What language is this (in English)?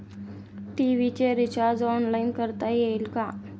Marathi